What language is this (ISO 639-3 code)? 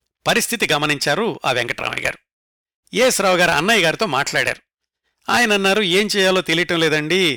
tel